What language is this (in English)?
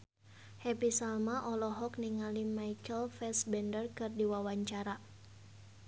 Sundanese